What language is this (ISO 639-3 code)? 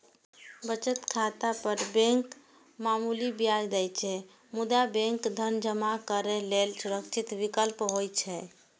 mai